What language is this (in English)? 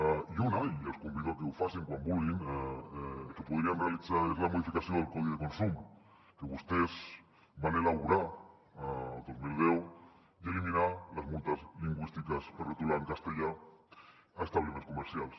Catalan